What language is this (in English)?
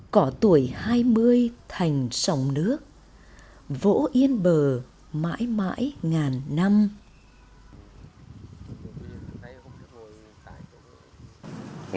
Vietnamese